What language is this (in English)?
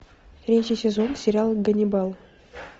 Russian